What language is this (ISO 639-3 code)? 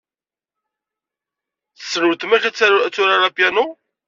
kab